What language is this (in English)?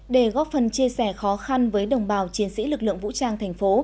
Vietnamese